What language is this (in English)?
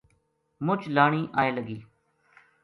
Gujari